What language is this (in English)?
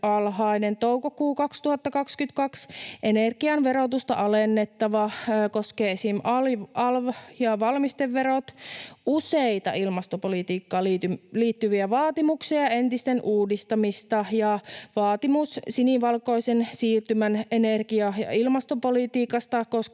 Finnish